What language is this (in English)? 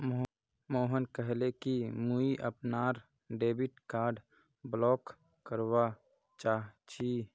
Magahi